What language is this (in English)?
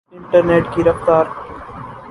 Urdu